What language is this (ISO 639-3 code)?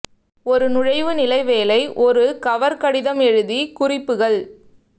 tam